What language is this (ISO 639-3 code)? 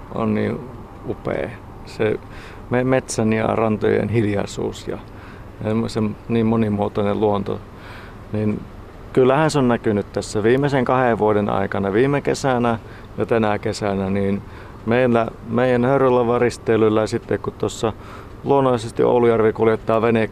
fin